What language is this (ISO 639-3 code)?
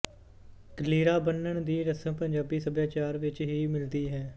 pan